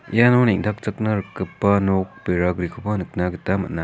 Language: Garo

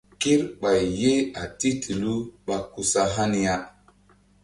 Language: Mbum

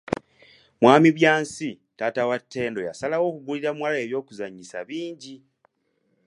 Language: Ganda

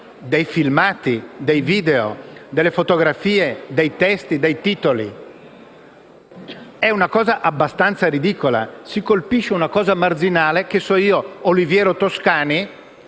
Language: Italian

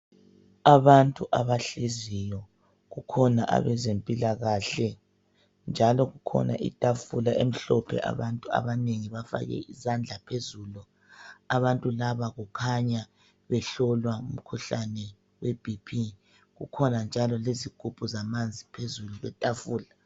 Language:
North Ndebele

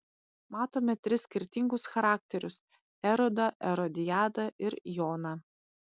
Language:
Lithuanian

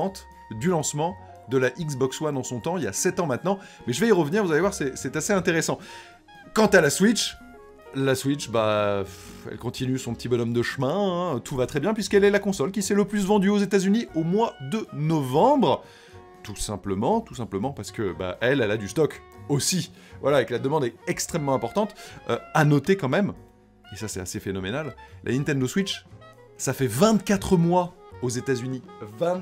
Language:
French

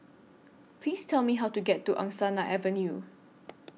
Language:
English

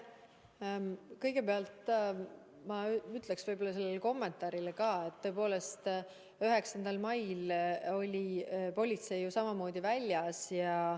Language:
Estonian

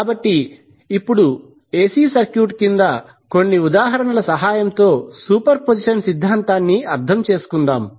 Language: Telugu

